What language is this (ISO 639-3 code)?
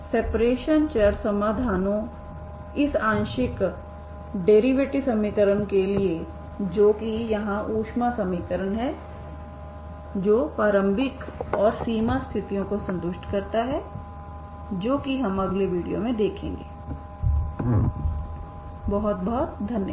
hin